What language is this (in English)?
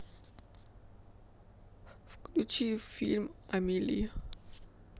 Russian